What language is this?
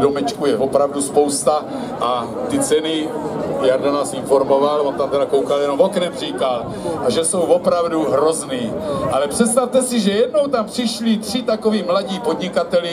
Czech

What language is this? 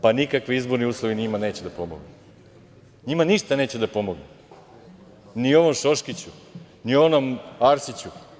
Serbian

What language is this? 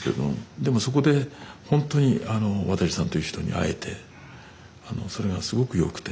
Japanese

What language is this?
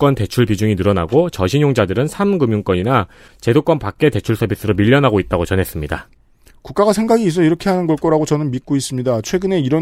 Korean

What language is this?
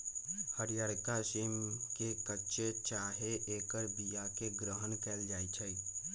Magahi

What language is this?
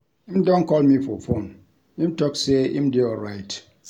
Nigerian Pidgin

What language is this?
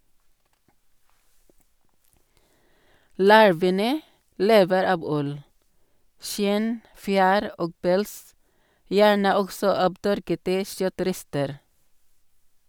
Norwegian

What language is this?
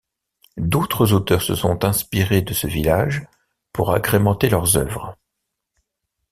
French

